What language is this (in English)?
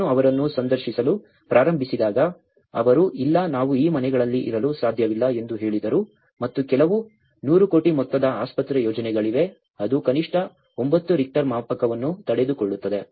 Kannada